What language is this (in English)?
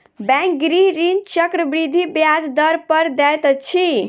Maithili